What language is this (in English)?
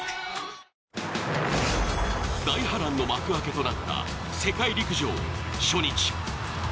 Japanese